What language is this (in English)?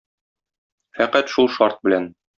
Tatar